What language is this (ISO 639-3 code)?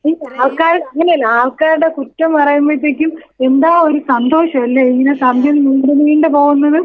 mal